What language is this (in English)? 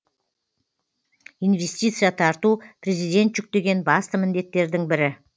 Kazakh